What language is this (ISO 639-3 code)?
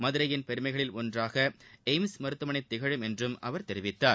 tam